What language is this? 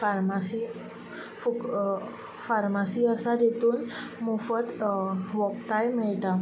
Konkani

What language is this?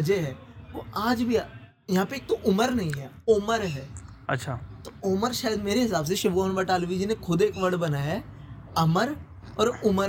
Hindi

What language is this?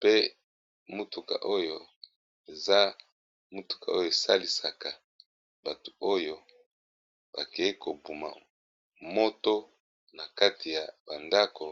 Lingala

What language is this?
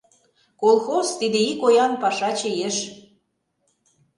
Mari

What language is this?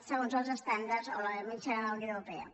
Catalan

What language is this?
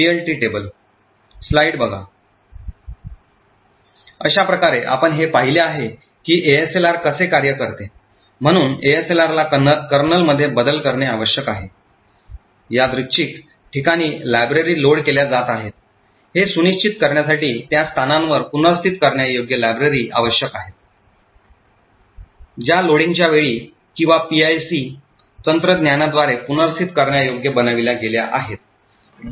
Marathi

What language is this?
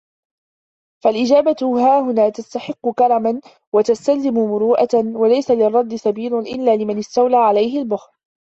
Arabic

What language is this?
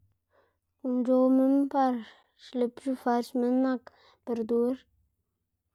Xanaguía Zapotec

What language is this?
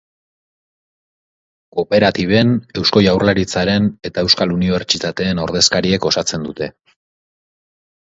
Basque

